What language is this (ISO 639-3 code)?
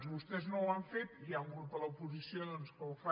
cat